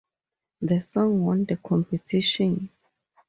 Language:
English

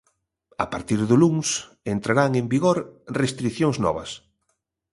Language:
Galician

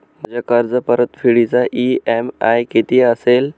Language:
Marathi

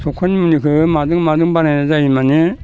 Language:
Bodo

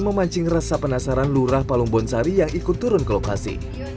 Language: Indonesian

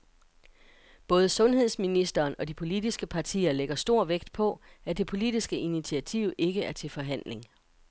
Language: Danish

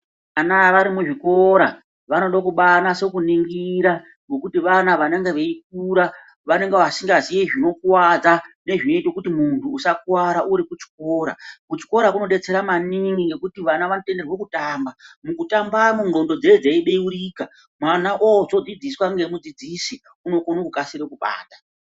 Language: Ndau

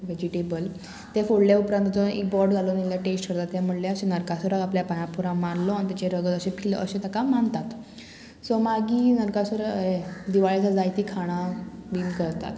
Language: Konkani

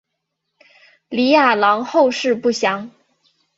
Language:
Chinese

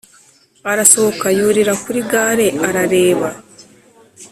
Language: Kinyarwanda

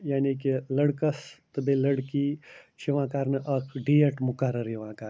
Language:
Kashmiri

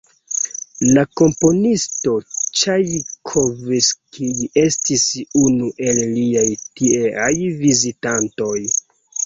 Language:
Esperanto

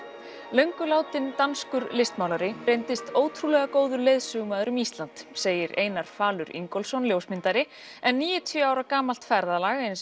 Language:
Icelandic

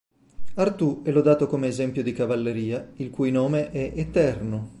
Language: Italian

